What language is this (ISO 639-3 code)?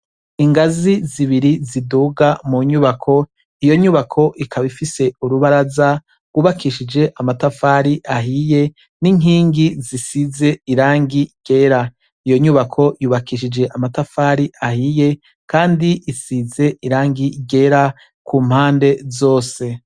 run